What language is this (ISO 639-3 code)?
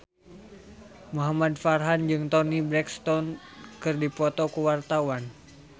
sun